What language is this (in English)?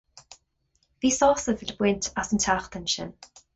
Irish